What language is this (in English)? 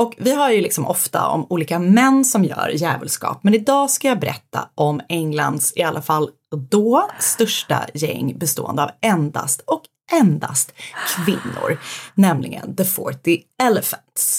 Swedish